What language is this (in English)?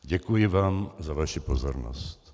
Czech